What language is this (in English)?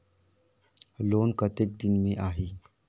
Chhattisgarhi